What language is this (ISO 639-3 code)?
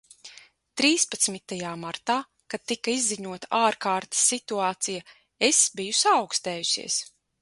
lav